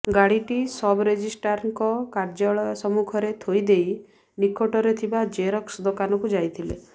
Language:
Odia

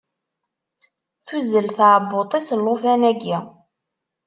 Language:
Kabyle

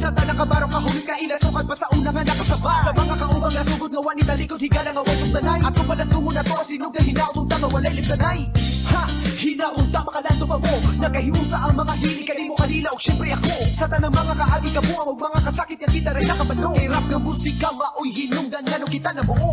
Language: Filipino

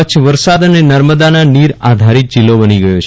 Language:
Gujarati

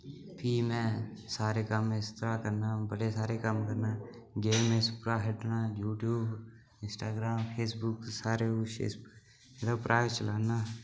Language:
Dogri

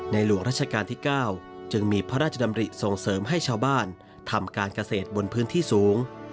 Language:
Thai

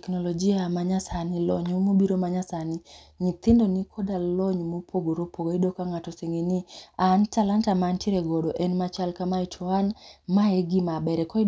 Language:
Luo (Kenya and Tanzania)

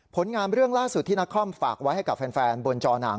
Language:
Thai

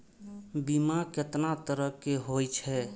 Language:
Maithili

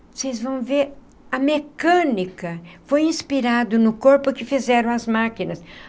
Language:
Portuguese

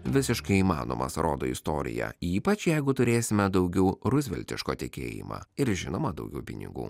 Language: Lithuanian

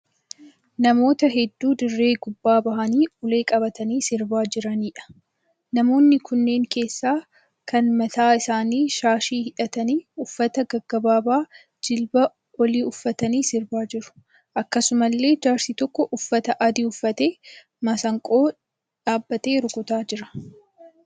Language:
Oromo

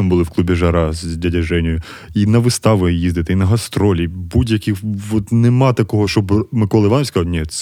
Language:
Ukrainian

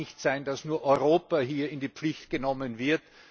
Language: German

